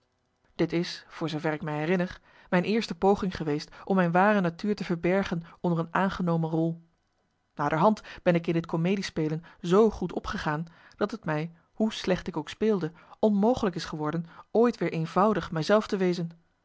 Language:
Dutch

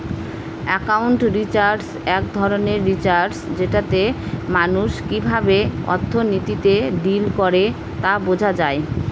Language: Bangla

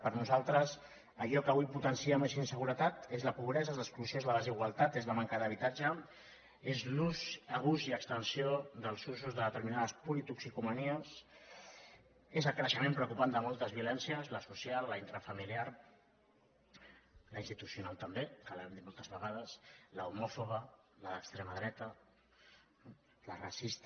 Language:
Catalan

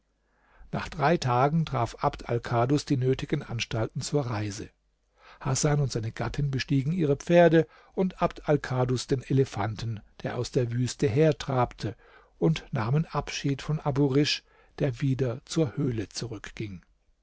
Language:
German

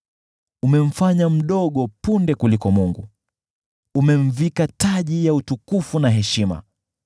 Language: Swahili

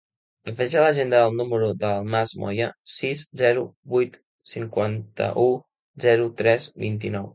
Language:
Catalan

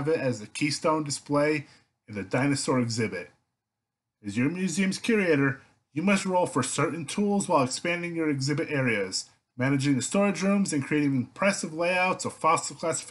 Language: English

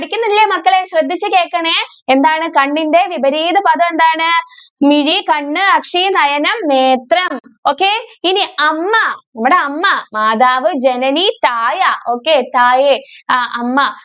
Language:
Malayalam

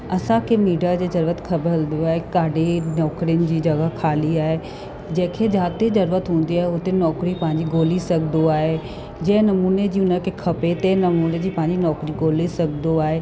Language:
Sindhi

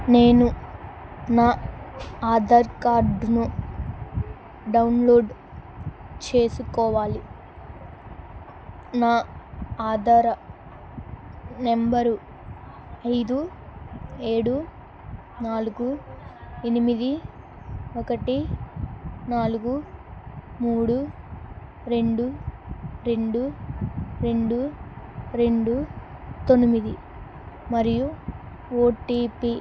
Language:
Telugu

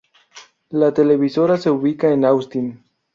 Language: Spanish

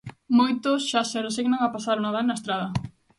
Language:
Galician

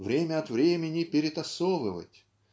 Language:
Russian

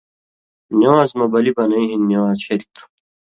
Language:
Indus Kohistani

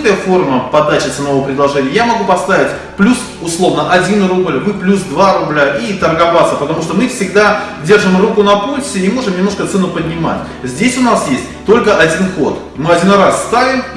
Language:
Russian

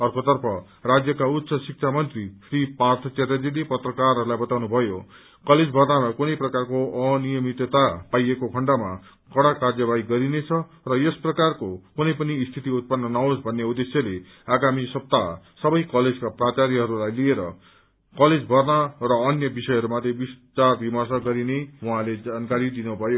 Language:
Nepali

